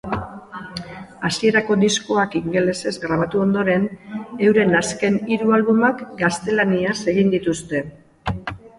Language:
Basque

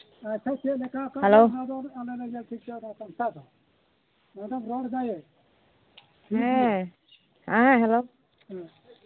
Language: Santali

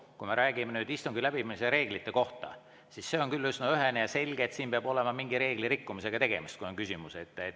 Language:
Estonian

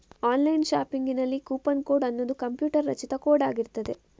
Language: Kannada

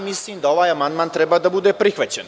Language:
Serbian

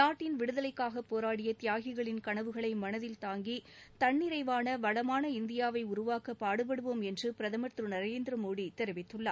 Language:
Tamil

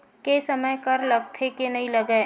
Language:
Chhattisgarhi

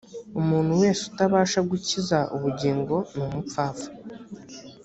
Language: Kinyarwanda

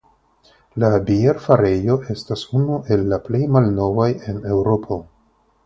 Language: Esperanto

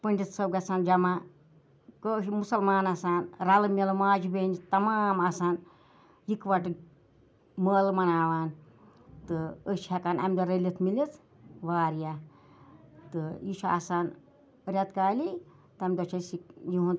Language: Kashmiri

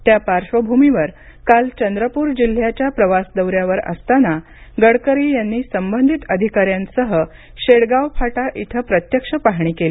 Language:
Marathi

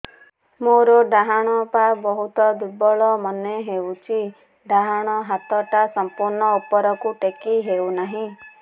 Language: Odia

